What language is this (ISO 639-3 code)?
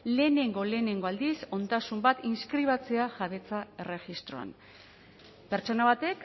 eus